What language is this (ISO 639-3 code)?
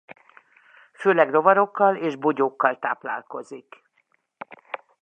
hun